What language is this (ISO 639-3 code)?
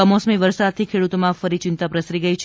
guj